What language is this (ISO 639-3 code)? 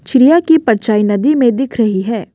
hin